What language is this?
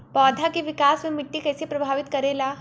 Bhojpuri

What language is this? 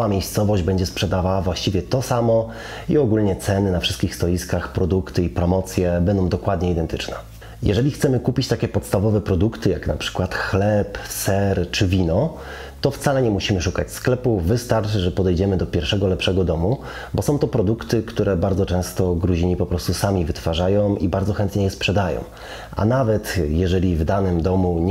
Polish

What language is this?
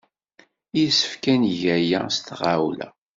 Kabyle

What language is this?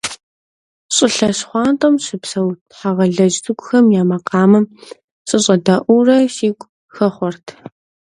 Kabardian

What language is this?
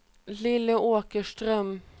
Swedish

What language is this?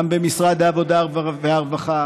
Hebrew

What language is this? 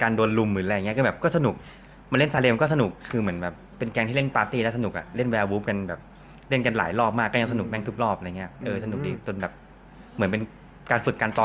Thai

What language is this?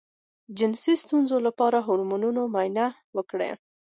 Pashto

